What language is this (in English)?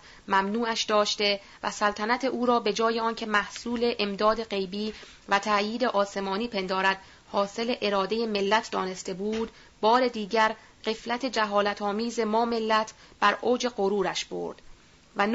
Persian